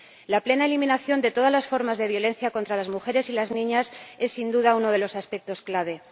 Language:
Spanish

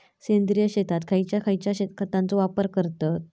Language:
Marathi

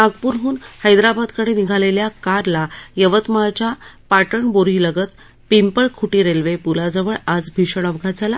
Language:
Marathi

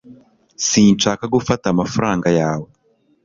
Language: Kinyarwanda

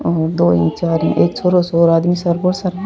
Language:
Rajasthani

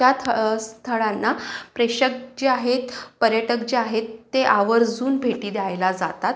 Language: Marathi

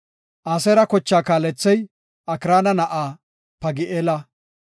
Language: Gofa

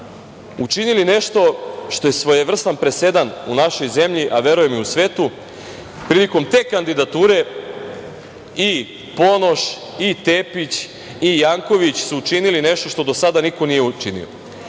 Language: Serbian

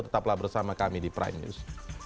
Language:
Indonesian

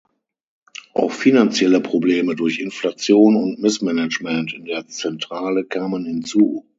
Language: German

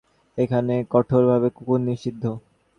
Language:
Bangla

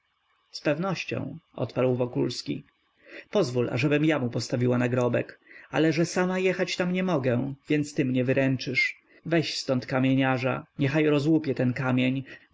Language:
Polish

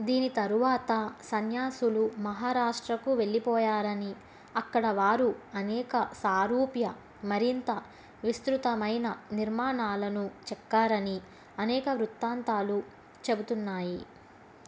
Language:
Telugu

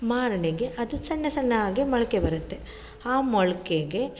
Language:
Kannada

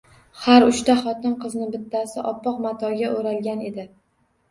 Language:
Uzbek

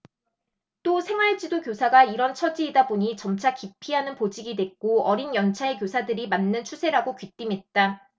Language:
Korean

